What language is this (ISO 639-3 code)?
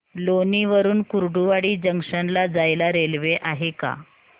mar